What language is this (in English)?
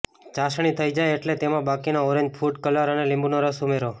Gujarati